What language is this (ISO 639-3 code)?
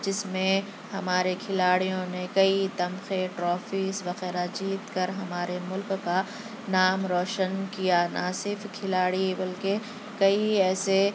urd